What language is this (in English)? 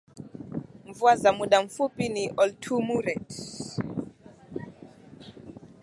Swahili